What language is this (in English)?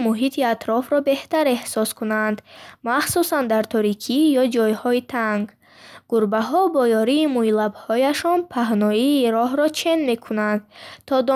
Bukharic